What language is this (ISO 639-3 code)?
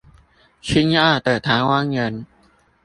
zho